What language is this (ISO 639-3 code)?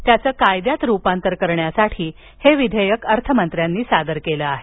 mar